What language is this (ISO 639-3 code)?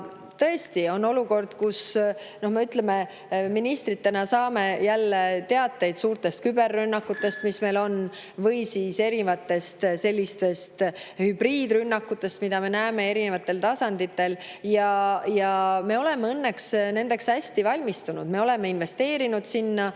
est